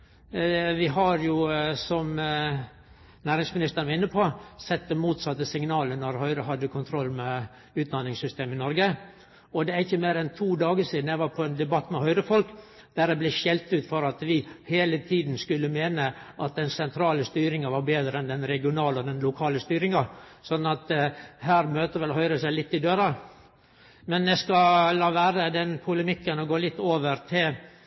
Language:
Norwegian Nynorsk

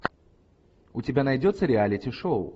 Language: Russian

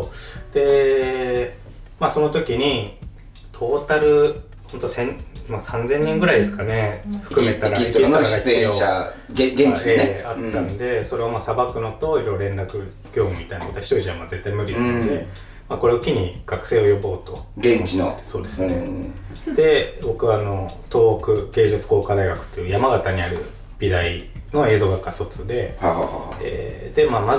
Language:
Japanese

